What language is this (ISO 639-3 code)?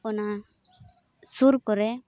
sat